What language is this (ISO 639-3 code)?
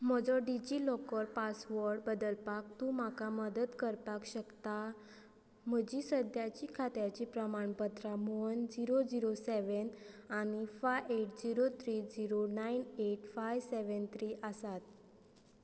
kok